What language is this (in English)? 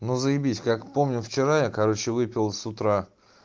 Russian